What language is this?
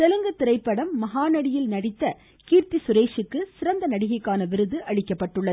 Tamil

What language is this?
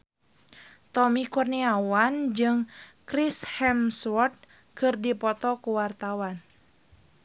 Sundanese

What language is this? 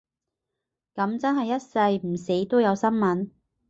Cantonese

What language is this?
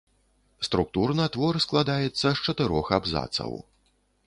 Belarusian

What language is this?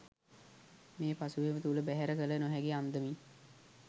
Sinhala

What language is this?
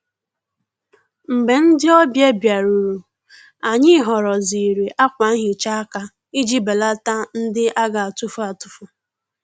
Igbo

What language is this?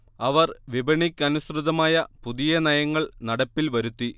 Malayalam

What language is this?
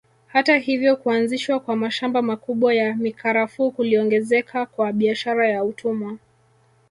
Swahili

